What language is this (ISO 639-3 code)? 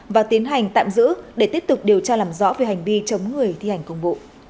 vie